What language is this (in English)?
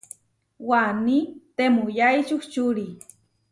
Huarijio